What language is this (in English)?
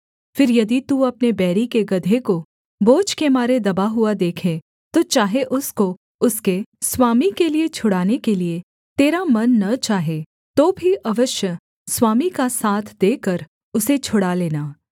Hindi